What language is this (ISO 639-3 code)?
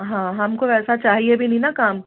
hin